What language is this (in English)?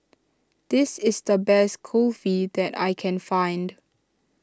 English